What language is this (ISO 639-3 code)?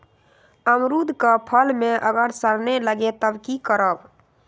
mag